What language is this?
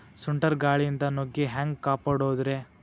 Kannada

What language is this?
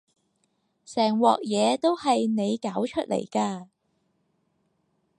Cantonese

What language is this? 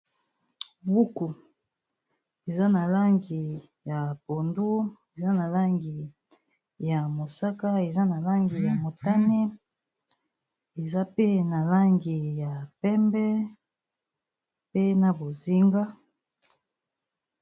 Lingala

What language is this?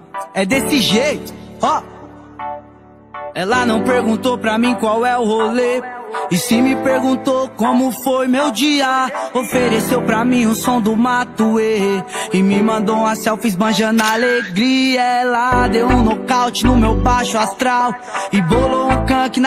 Portuguese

